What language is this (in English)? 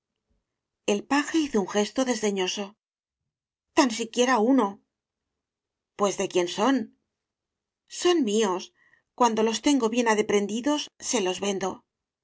Spanish